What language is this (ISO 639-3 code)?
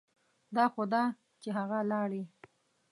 pus